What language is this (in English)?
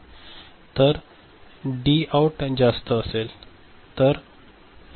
Marathi